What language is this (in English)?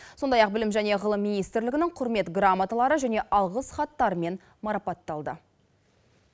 Kazakh